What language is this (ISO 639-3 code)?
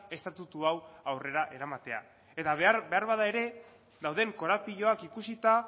eus